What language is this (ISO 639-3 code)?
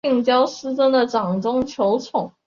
zho